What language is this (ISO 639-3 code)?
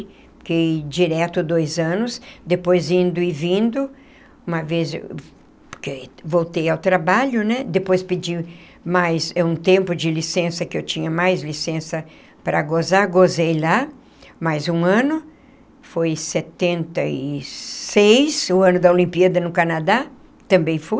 por